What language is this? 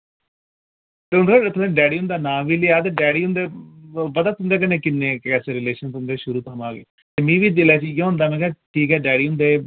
Dogri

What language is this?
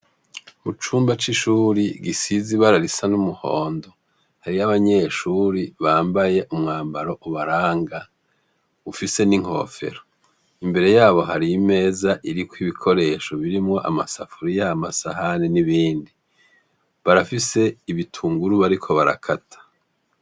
Rundi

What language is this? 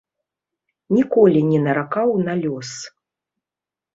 Belarusian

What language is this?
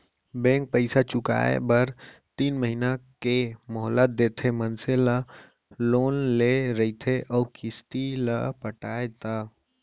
Chhattisgarhi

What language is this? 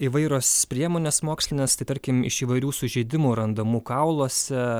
Lithuanian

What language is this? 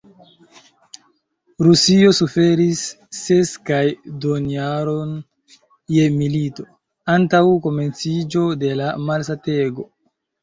Esperanto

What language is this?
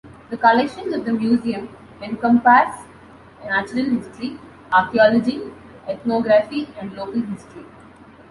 English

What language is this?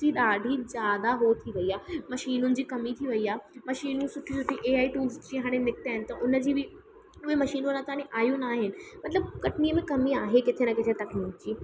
Sindhi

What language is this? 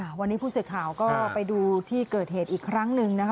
Thai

